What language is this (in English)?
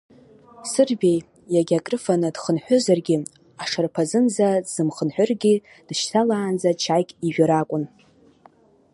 Abkhazian